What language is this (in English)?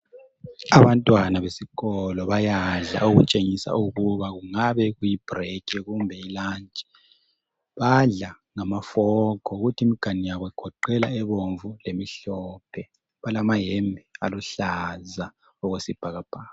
North Ndebele